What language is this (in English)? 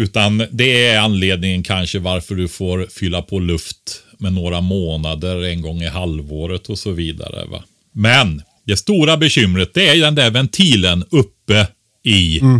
Swedish